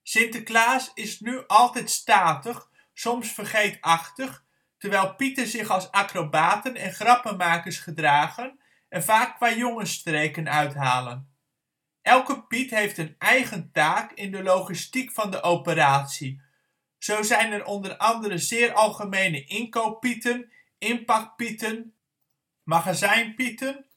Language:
Dutch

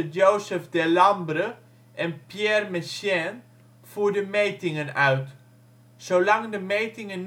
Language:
Dutch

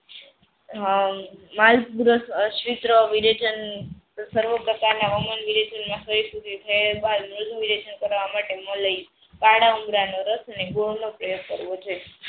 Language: Gujarati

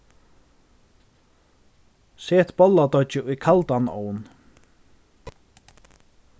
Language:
Faroese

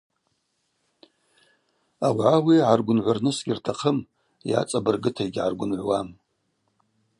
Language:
Abaza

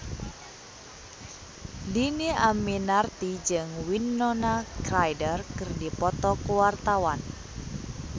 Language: Sundanese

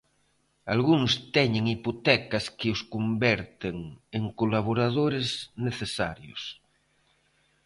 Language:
Galician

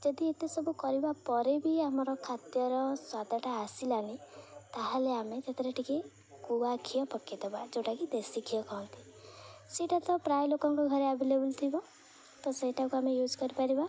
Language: Odia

